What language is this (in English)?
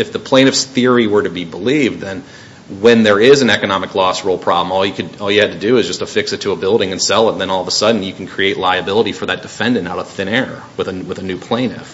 English